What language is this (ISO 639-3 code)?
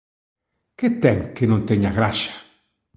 glg